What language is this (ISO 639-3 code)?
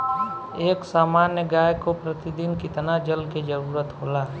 bho